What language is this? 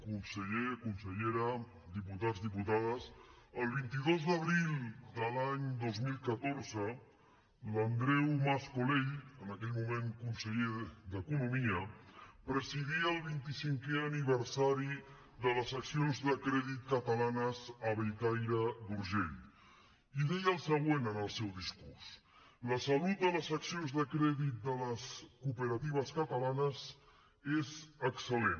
Catalan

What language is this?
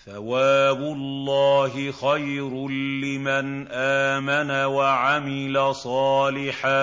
Arabic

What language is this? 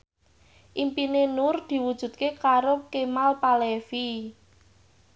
Javanese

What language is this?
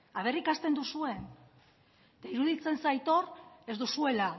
Basque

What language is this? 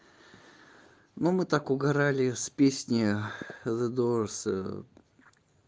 Russian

